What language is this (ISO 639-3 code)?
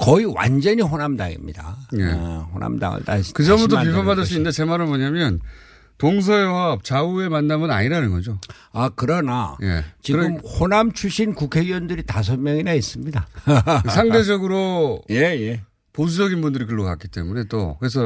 kor